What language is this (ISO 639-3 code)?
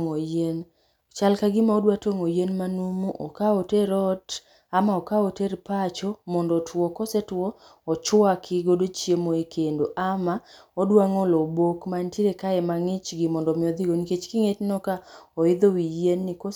luo